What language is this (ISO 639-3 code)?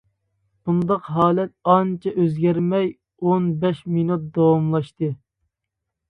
uig